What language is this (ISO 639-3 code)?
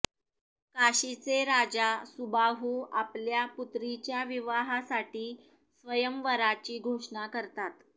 mar